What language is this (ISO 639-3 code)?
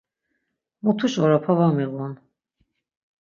lzz